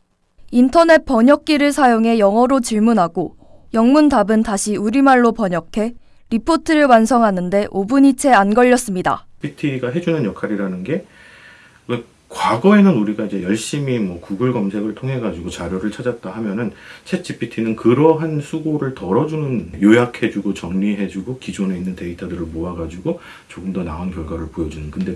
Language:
Korean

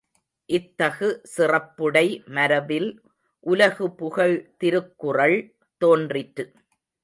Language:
Tamil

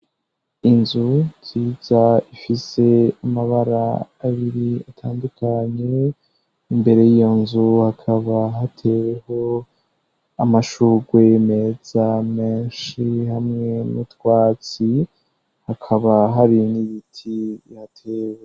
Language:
Rundi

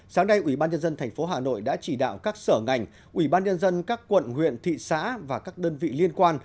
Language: Vietnamese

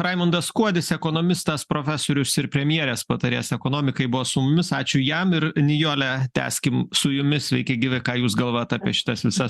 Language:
Lithuanian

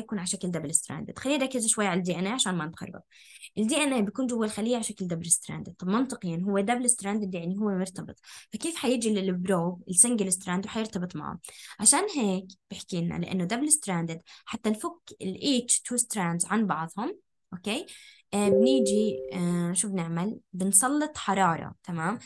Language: Arabic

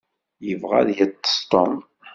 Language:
Kabyle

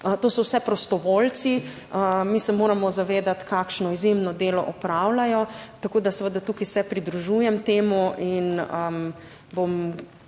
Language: Slovenian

